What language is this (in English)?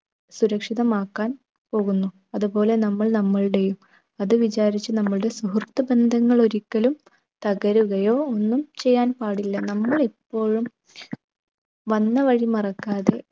Malayalam